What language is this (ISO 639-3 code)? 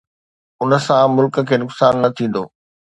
snd